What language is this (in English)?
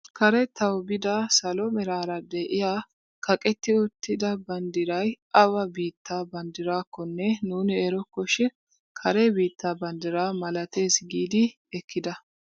Wolaytta